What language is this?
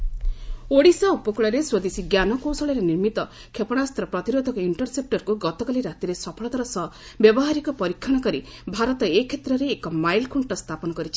Odia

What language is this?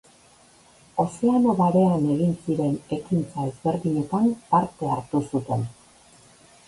Basque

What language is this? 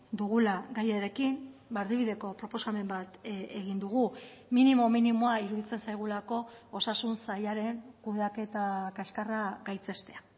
Basque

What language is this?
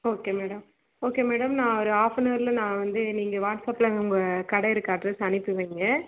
Tamil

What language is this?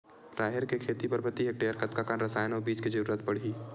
Chhattisgarhi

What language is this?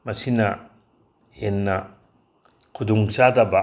Manipuri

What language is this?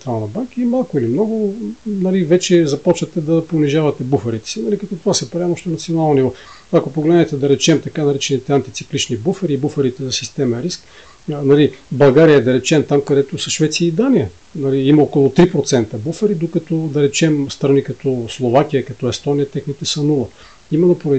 Bulgarian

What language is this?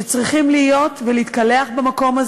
Hebrew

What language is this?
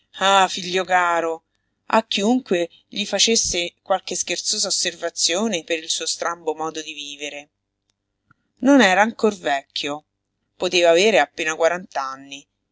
Italian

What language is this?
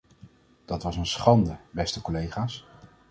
Dutch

